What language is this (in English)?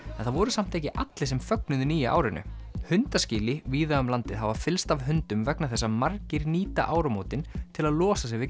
Icelandic